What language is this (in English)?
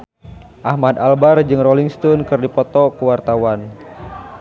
Sundanese